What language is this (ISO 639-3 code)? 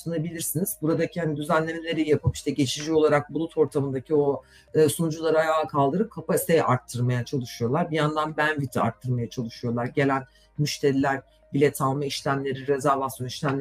tur